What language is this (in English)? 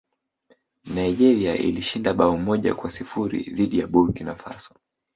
Swahili